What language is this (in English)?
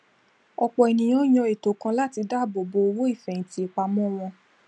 Yoruba